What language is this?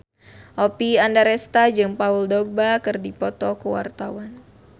Sundanese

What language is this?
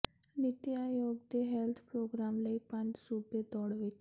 Punjabi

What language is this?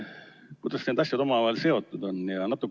Estonian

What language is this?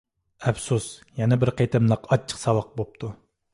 Uyghur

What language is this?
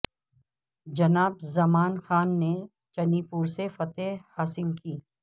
Urdu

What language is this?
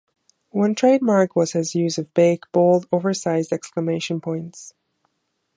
English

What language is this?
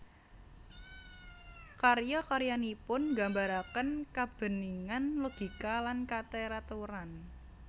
Javanese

